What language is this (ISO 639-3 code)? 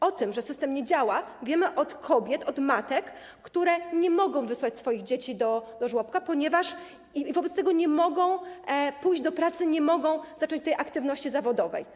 pol